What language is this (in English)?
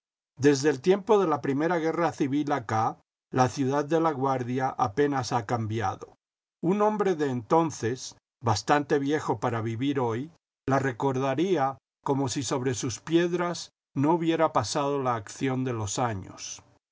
Spanish